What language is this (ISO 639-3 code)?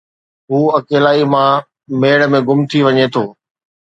snd